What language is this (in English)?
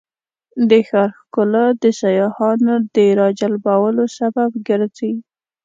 Pashto